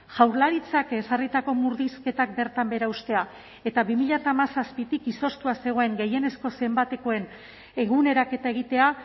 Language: Basque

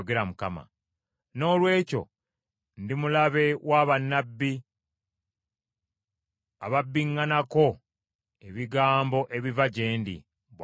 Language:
Ganda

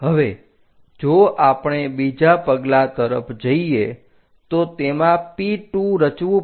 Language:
Gujarati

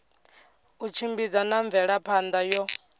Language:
Venda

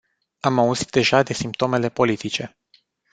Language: Romanian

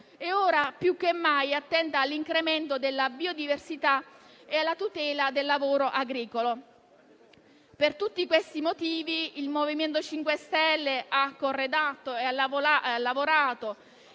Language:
Italian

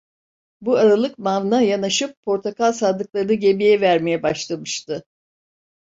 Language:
Turkish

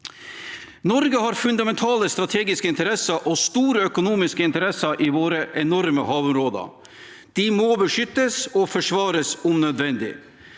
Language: Norwegian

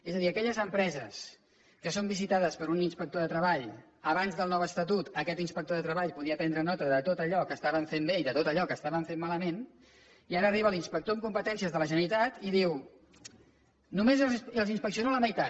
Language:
Catalan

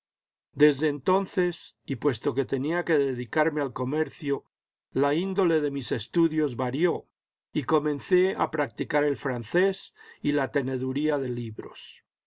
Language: Spanish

